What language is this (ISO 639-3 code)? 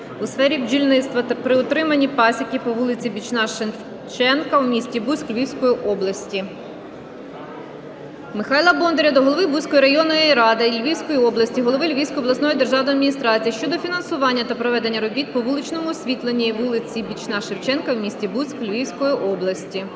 ukr